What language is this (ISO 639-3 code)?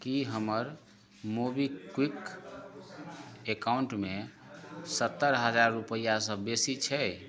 mai